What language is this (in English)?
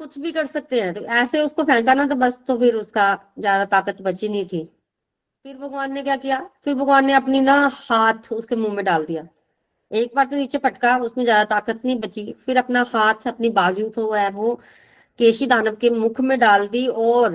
Hindi